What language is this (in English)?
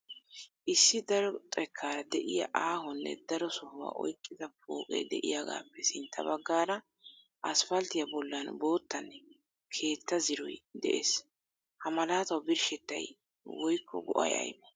Wolaytta